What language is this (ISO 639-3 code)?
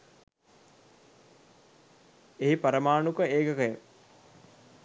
sin